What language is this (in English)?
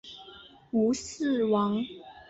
Chinese